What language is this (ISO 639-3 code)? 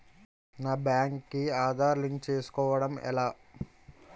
tel